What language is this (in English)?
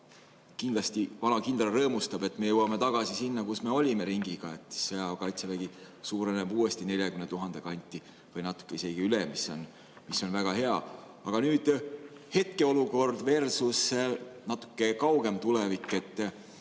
Estonian